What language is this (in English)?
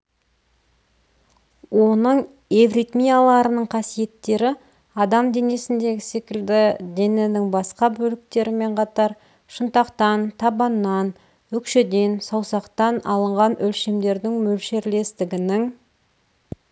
Kazakh